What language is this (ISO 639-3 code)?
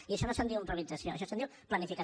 cat